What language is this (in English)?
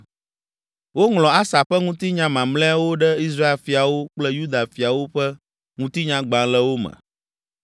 Ewe